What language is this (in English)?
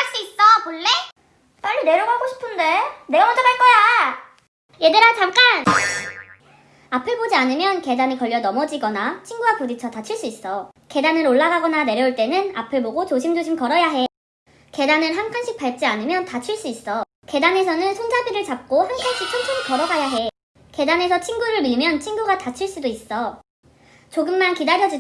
Korean